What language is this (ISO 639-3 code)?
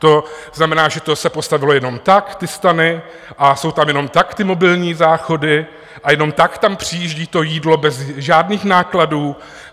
ces